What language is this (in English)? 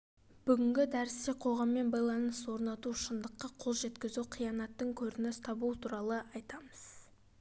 Kazakh